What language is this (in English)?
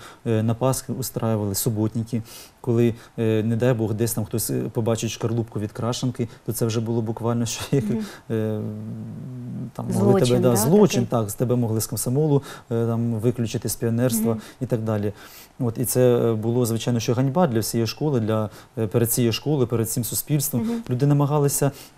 Ukrainian